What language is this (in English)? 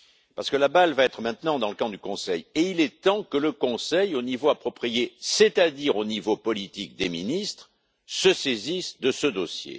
French